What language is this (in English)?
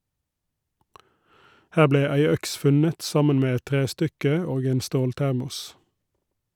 Norwegian